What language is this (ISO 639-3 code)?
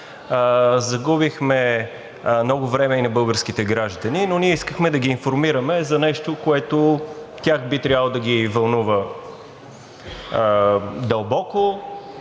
bul